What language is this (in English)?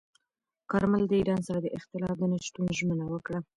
Pashto